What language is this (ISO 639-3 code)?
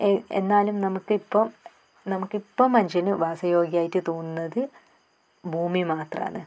mal